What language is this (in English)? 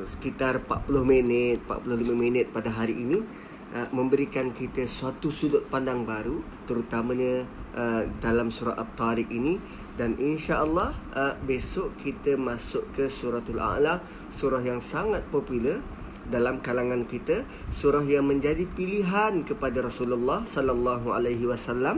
Malay